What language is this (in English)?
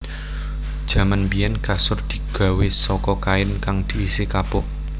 Javanese